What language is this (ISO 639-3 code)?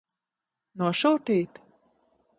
lav